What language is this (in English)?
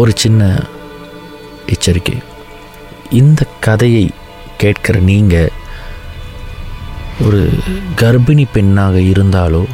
Tamil